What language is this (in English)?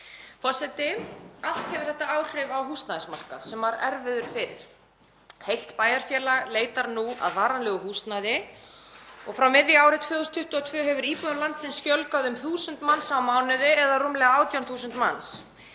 Icelandic